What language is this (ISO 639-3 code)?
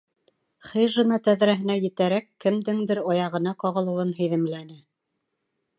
bak